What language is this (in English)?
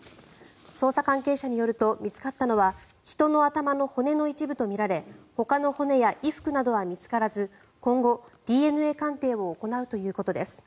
Japanese